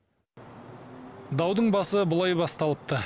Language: Kazakh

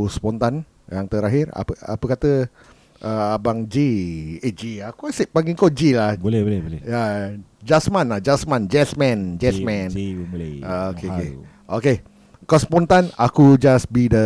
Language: Malay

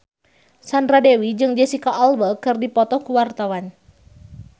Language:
Sundanese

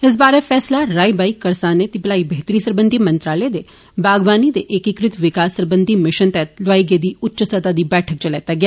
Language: Dogri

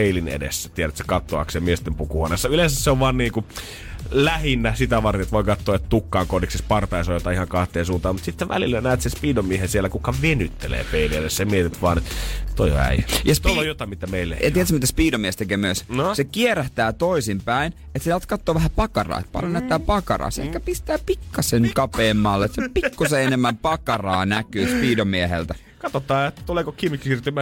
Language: Finnish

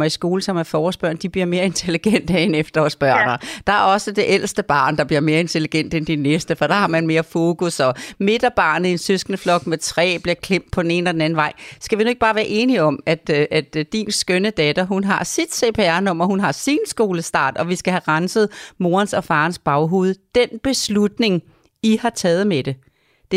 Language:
Danish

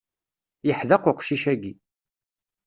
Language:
Kabyle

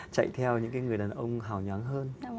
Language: Vietnamese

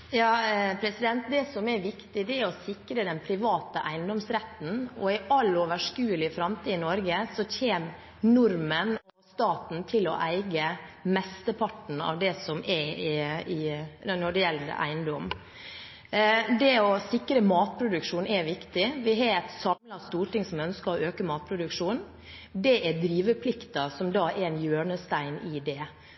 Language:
Norwegian Bokmål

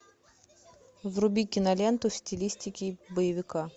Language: Russian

